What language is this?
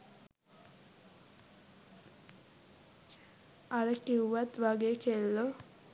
Sinhala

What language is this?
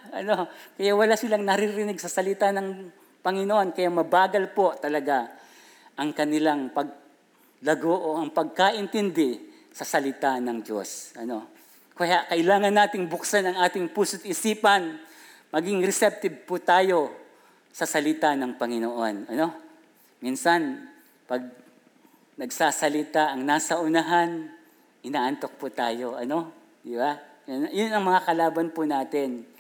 Filipino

